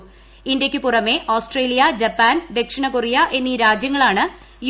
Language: Malayalam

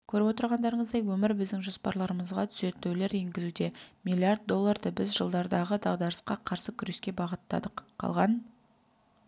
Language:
Kazakh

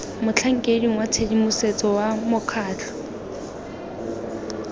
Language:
Tswana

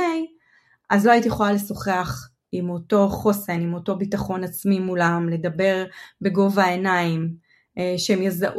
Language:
Hebrew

